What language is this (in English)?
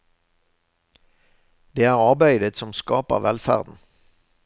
Norwegian